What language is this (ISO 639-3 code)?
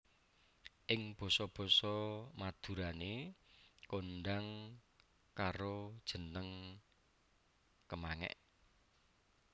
jav